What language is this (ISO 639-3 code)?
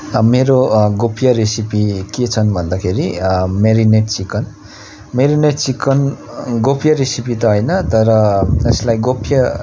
nep